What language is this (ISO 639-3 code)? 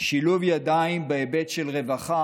heb